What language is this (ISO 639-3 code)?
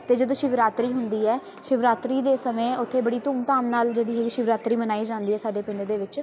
pan